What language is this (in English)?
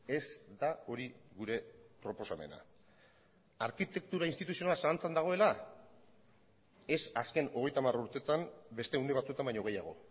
Basque